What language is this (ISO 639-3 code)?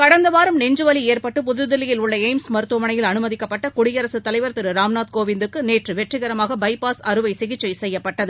tam